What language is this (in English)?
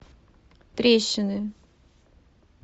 Russian